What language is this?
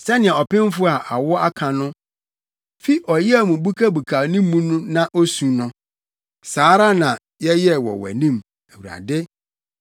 Akan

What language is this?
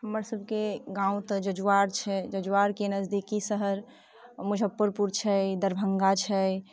Maithili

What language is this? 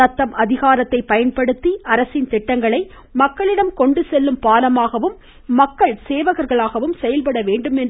Tamil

